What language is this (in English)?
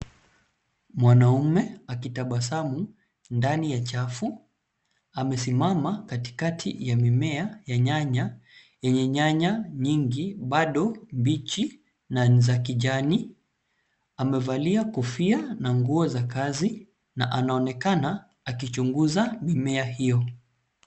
Swahili